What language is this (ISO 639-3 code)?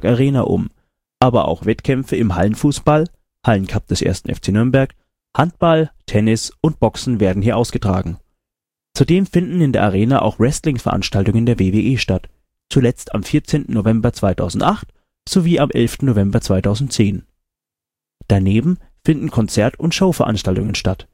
deu